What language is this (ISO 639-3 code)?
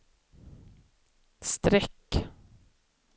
swe